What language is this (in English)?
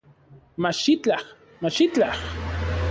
Central Puebla Nahuatl